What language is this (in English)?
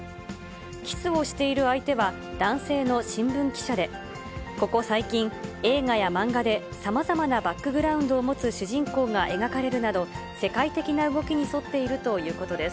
Japanese